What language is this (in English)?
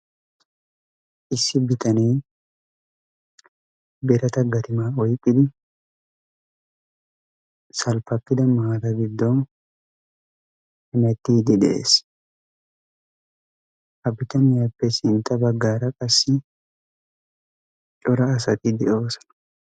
Wolaytta